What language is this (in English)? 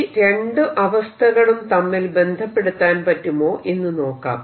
Malayalam